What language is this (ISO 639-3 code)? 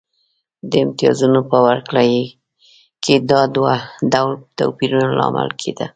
pus